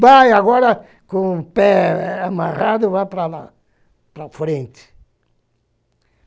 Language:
Portuguese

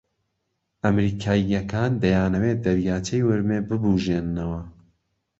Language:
Central Kurdish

